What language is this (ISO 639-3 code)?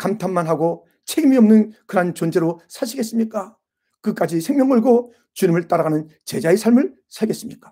kor